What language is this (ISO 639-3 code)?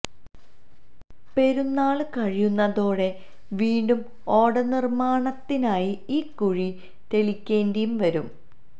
mal